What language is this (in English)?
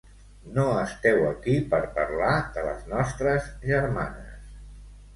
Catalan